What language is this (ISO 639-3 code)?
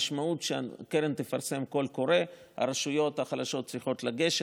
heb